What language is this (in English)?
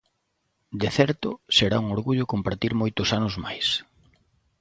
Galician